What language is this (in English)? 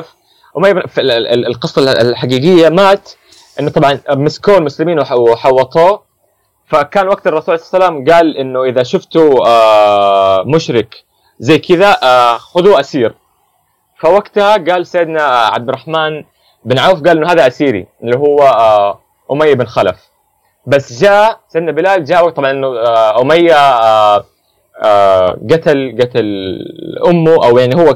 Arabic